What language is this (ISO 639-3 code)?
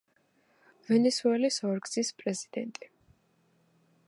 kat